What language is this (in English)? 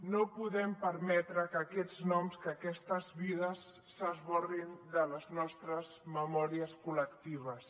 Catalan